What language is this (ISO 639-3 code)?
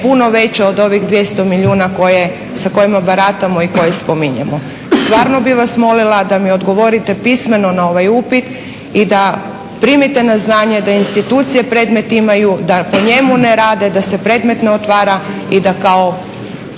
hrv